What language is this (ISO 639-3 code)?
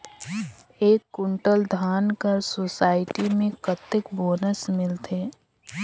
hne